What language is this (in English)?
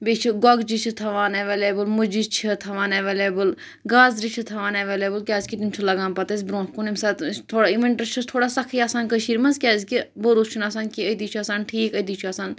Kashmiri